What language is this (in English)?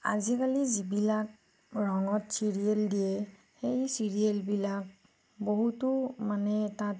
Assamese